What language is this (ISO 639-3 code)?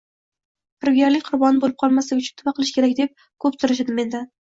uzb